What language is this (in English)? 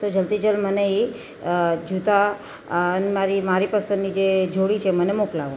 Gujarati